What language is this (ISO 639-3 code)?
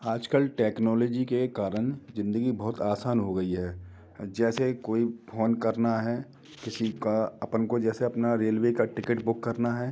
hin